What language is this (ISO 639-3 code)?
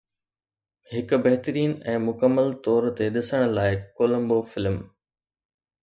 snd